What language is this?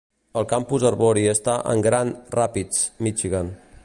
Catalan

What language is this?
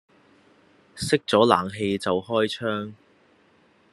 Cantonese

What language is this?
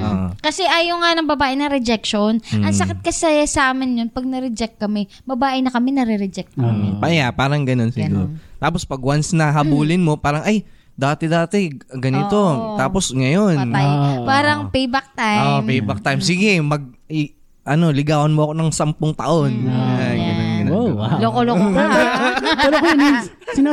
Filipino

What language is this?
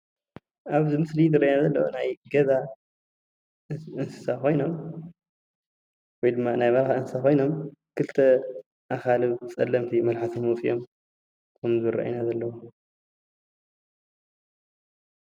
Tigrinya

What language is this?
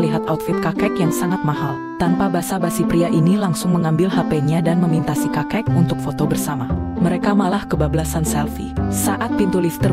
Indonesian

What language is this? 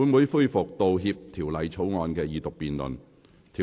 Cantonese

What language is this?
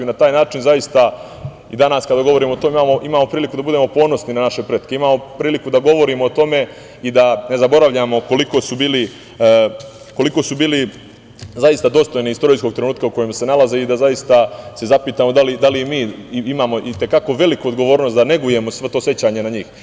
Serbian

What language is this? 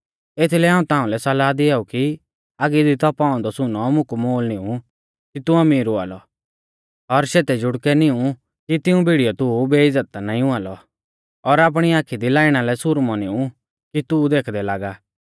Mahasu Pahari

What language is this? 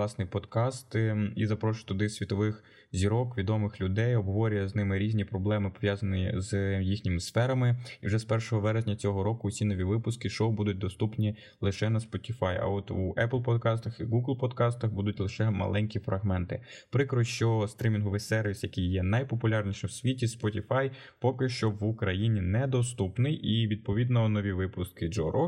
Ukrainian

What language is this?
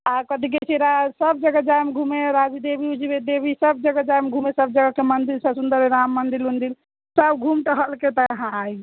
Maithili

